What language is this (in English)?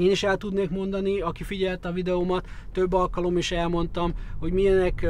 Hungarian